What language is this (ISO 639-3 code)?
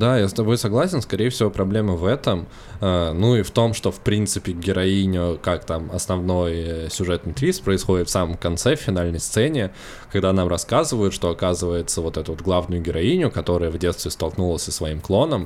rus